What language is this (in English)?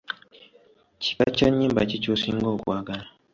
Ganda